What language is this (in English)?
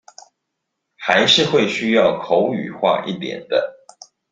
Chinese